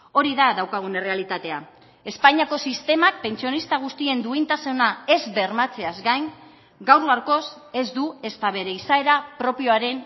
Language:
Basque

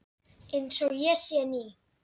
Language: Icelandic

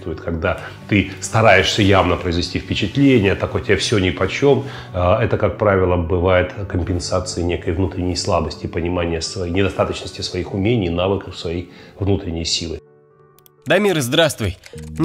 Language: Russian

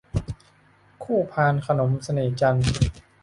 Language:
Thai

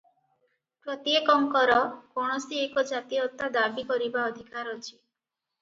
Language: Odia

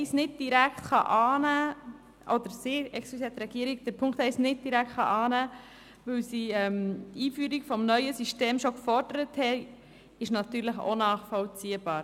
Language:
Swiss German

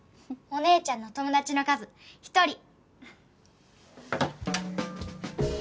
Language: Japanese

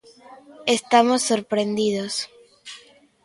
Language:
Galician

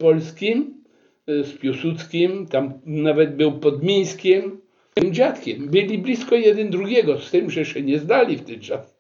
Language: Polish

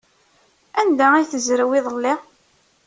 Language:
Kabyle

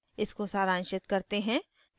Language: Hindi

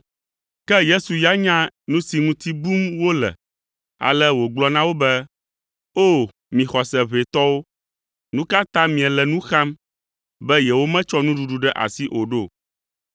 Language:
Ewe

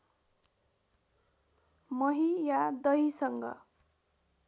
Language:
Nepali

